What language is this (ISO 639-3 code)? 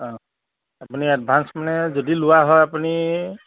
asm